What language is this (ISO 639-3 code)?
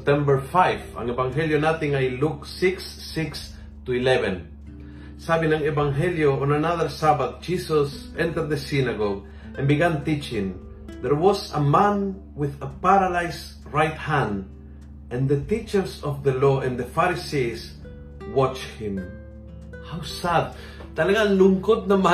fil